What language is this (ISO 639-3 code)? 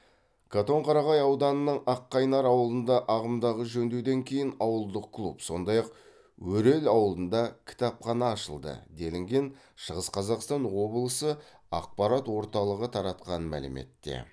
kaz